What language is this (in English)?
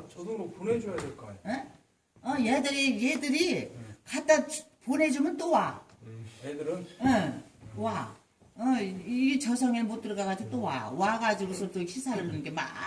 Korean